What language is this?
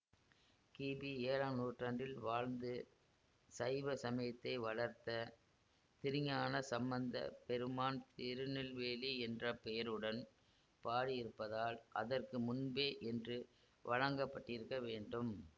Tamil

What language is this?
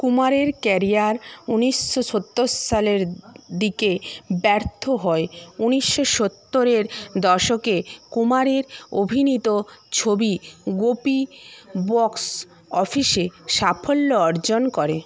Bangla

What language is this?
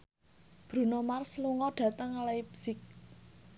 Javanese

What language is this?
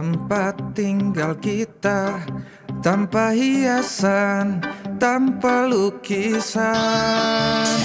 Indonesian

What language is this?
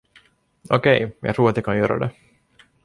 Swedish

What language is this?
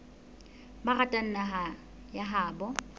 Southern Sotho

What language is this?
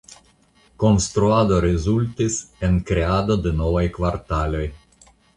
Esperanto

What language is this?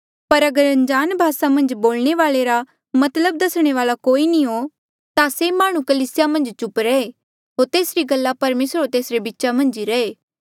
Mandeali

